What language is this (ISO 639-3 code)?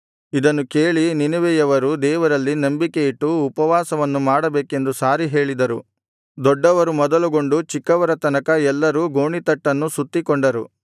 kan